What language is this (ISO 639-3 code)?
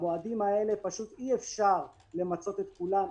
heb